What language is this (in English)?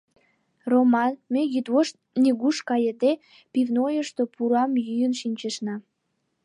Mari